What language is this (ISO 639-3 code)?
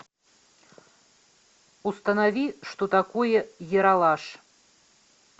rus